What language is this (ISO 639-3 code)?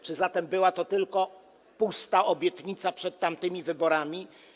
pol